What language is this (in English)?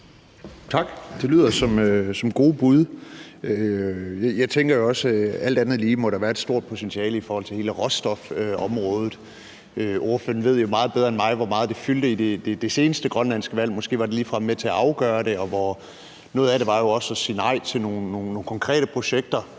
Danish